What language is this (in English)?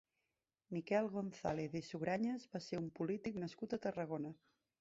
Catalan